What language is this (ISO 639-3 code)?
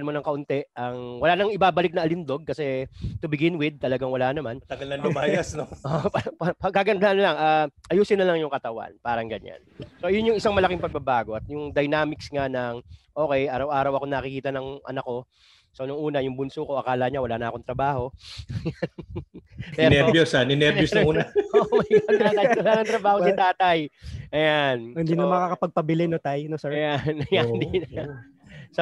fil